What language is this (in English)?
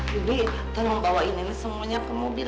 Indonesian